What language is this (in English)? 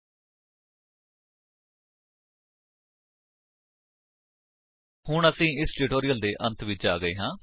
Punjabi